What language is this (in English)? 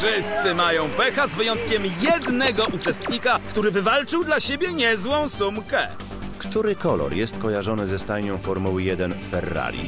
Polish